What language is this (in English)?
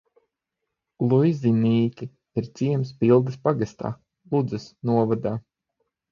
Latvian